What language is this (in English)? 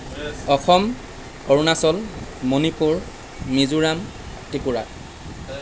Assamese